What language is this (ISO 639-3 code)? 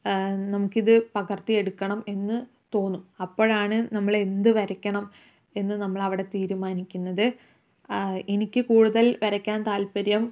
mal